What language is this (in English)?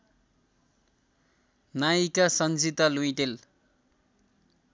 Nepali